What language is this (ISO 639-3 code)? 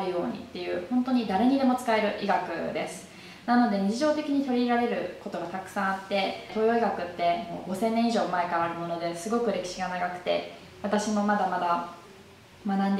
jpn